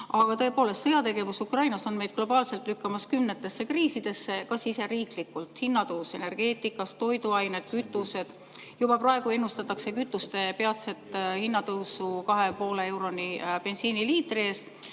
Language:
Estonian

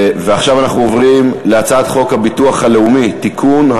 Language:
Hebrew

